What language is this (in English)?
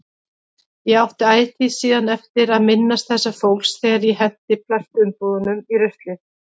Icelandic